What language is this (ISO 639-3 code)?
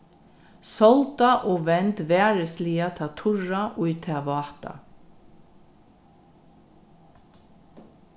fao